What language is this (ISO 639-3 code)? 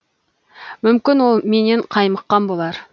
kaz